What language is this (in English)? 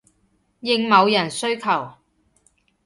Cantonese